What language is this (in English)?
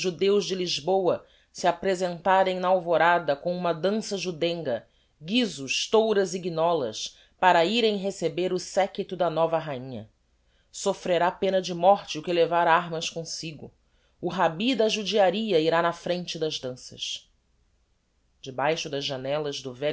Portuguese